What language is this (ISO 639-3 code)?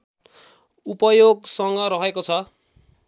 nep